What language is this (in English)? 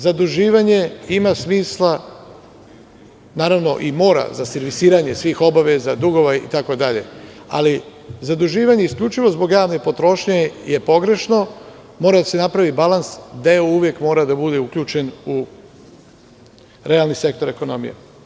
Serbian